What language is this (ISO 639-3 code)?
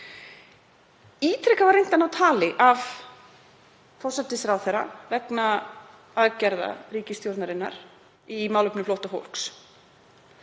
isl